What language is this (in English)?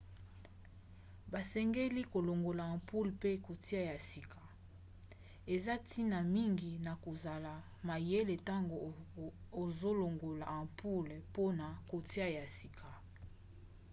Lingala